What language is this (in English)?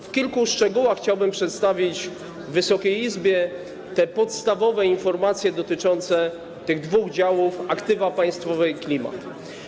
Polish